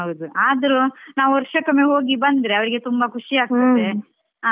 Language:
Kannada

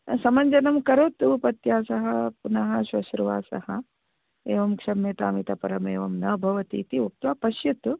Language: Sanskrit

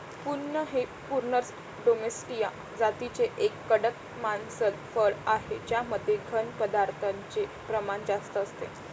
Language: Marathi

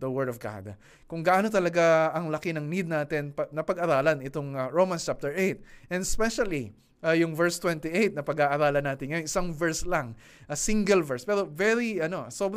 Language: Filipino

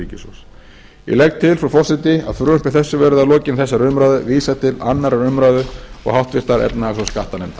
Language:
Icelandic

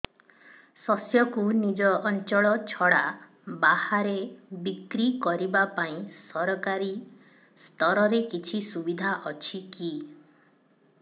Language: Odia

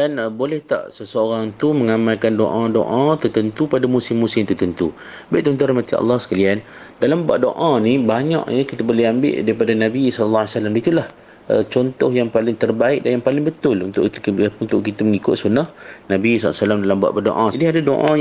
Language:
Malay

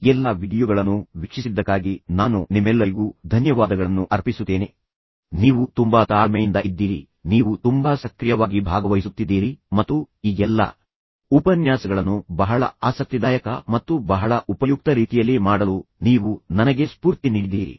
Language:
Kannada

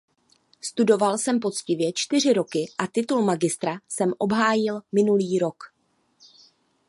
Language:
Czech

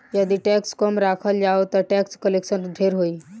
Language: Bhojpuri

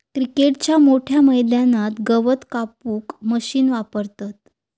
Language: Marathi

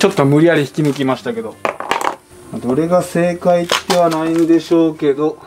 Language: Japanese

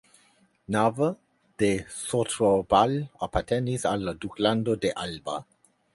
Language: Esperanto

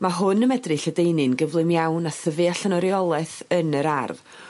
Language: Welsh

